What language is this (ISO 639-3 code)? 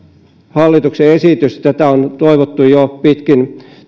fin